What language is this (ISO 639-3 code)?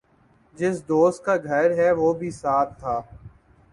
urd